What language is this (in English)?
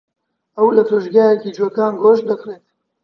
Central Kurdish